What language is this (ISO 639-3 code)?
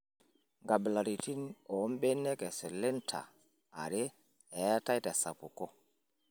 mas